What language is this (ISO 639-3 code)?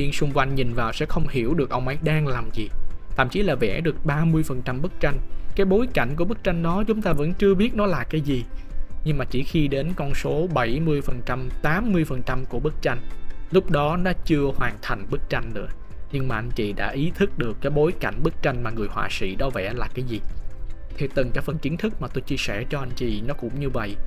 vie